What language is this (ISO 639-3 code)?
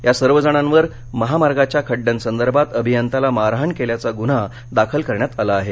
mar